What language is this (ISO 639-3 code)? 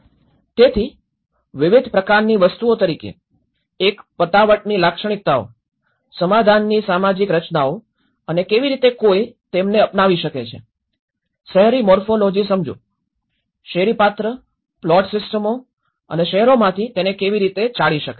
guj